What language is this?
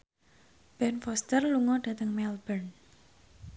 Javanese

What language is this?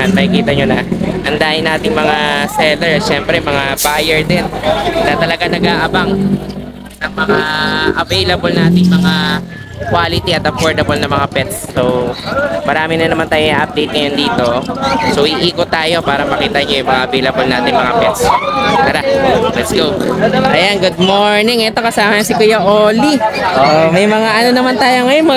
Filipino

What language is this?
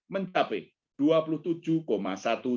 Indonesian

